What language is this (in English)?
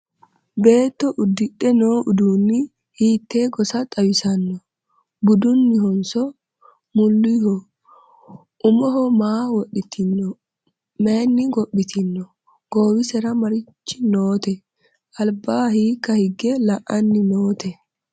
Sidamo